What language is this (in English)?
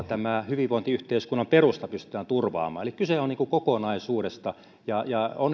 Finnish